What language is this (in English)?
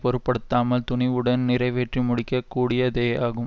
Tamil